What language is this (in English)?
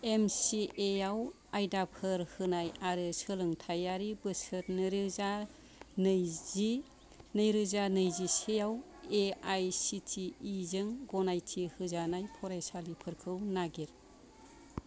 Bodo